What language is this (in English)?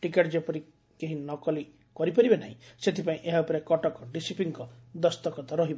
Odia